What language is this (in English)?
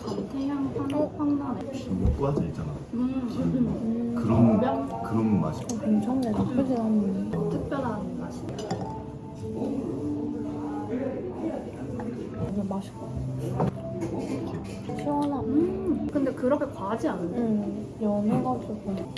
Korean